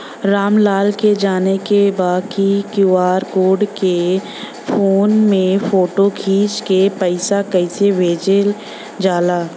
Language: Bhojpuri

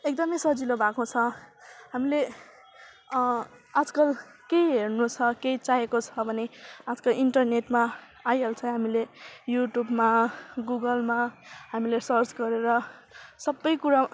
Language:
Nepali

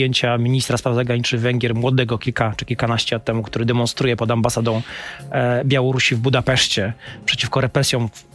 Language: Polish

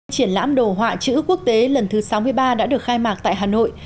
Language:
Vietnamese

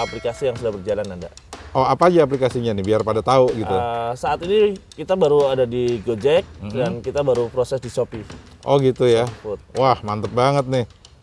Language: Indonesian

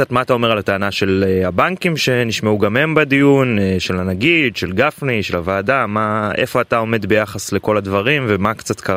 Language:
Hebrew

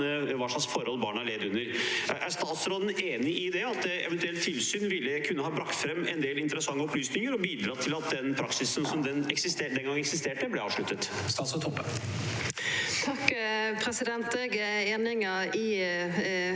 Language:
Norwegian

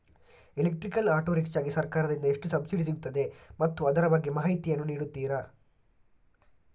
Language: Kannada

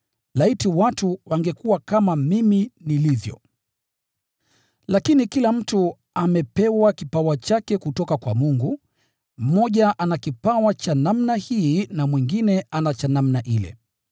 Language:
Swahili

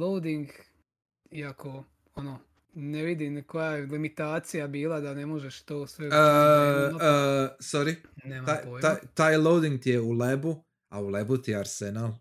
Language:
Croatian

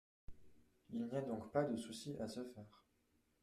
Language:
French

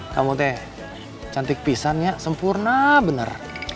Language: Indonesian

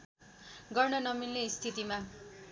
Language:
Nepali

